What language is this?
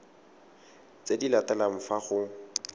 Tswana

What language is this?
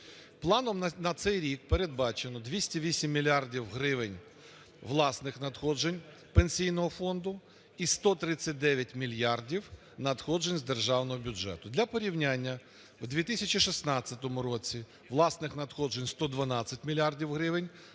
Ukrainian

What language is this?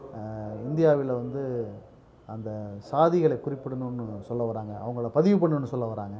Tamil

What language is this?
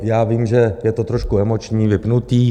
Czech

